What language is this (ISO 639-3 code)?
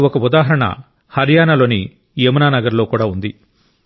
tel